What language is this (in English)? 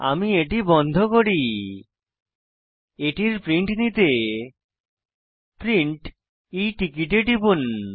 Bangla